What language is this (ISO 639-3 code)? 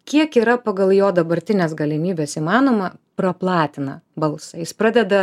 lit